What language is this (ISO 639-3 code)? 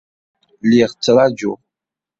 kab